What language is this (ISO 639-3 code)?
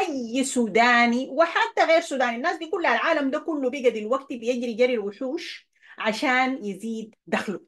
ara